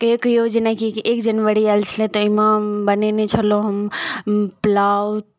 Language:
Maithili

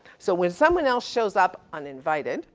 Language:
English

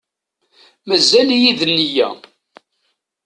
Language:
Kabyle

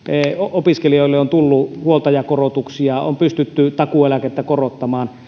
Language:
Finnish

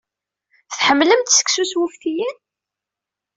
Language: Kabyle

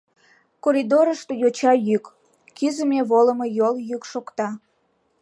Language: Mari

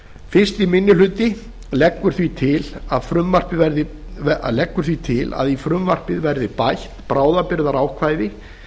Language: Icelandic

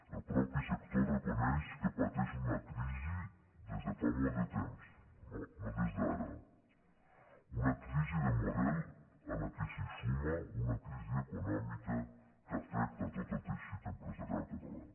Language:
Catalan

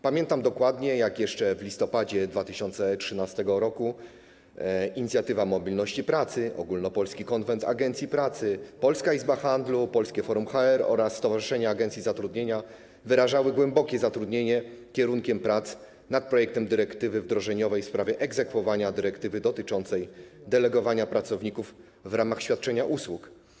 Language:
Polish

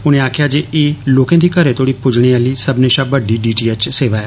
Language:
Dogri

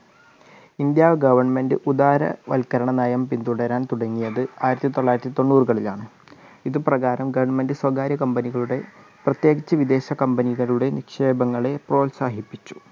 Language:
Malayalam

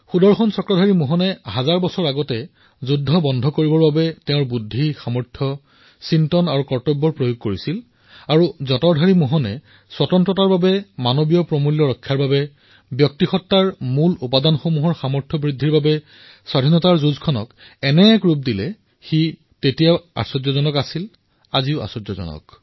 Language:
Assamese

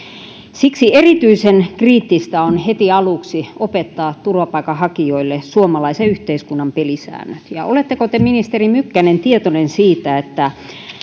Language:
Finnish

